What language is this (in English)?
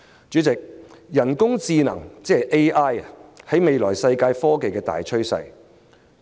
Cantonese